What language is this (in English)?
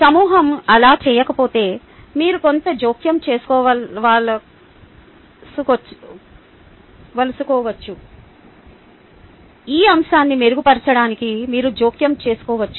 Telugu